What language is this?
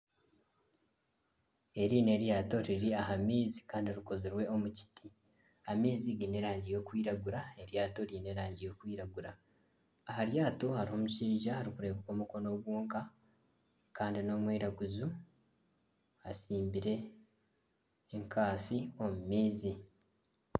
Nyankole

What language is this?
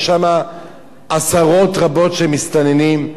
Hebrew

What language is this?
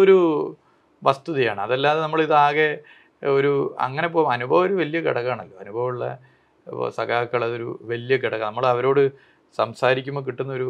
Malayalam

